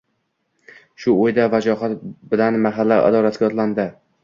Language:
Uzbek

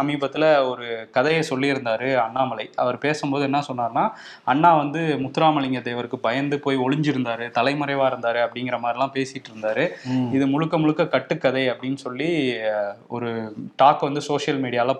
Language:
Tamil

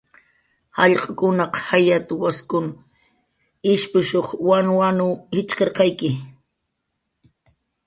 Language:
Jaqaru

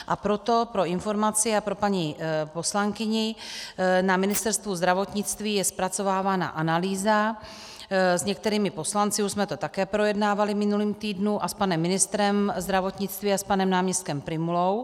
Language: Czech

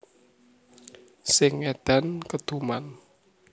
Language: Javanese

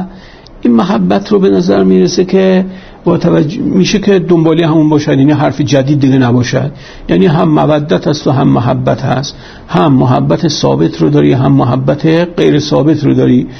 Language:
Persian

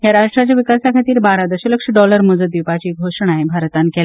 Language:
Konkani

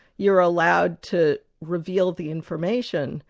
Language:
English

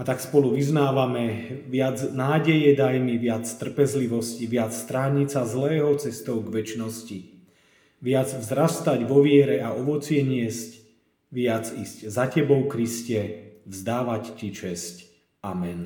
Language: Slovak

